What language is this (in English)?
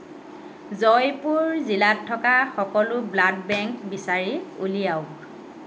Assamese